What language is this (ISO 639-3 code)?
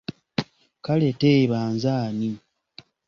lug